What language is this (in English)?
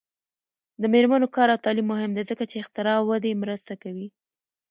Pashto